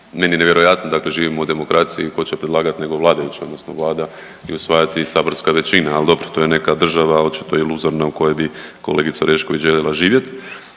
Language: Croatian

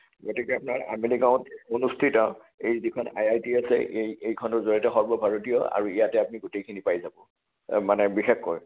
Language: Assamese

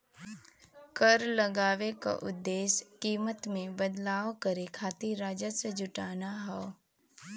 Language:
Bhojpuri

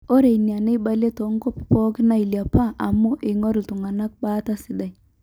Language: Masai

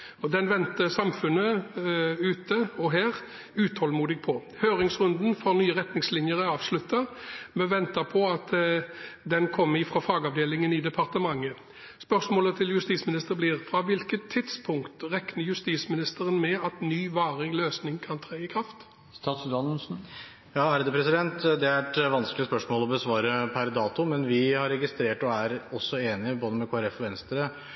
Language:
Norwegian Bokmål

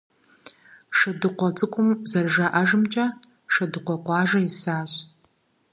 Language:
Kabardian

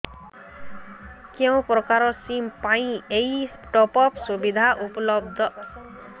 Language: Odia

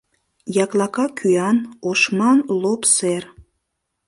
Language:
Mari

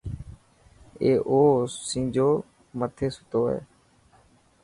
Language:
Dhatki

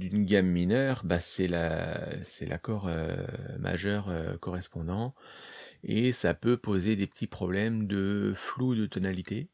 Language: French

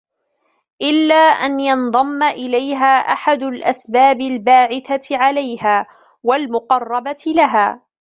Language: Arabic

